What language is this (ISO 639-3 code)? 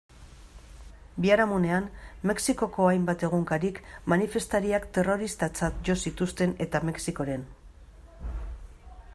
eus